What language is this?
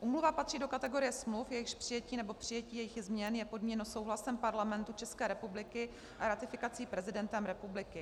Czech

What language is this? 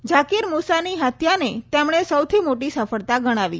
Gujarati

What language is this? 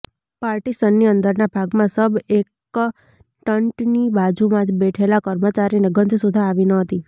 Gujarati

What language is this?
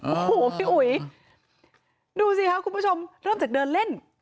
Thai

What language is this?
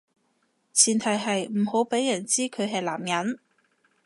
Cantonese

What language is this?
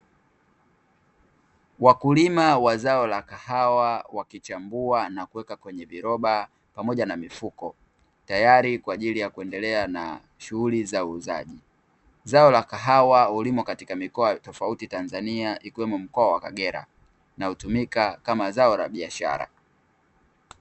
Swahili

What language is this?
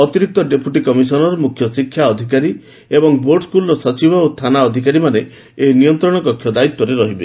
Odia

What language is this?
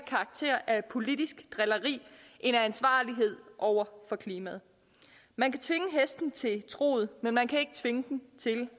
Danish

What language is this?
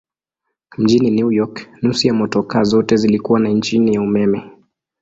Swahili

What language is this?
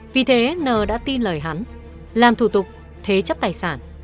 Vietnamese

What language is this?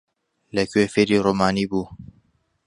Central Kurdish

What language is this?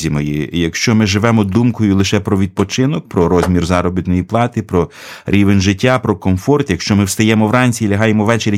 Ukrainian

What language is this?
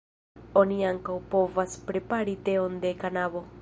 Esperanto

